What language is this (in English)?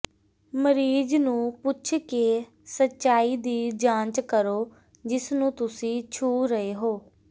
Punjabi